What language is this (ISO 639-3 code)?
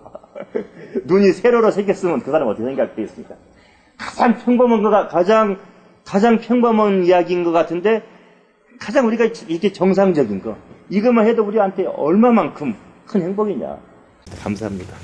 kor